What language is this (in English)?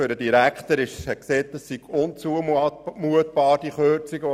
Swiss German